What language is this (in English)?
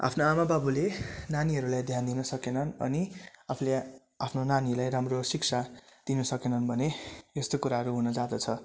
Nepali